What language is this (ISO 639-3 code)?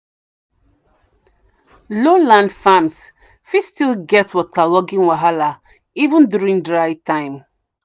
pcm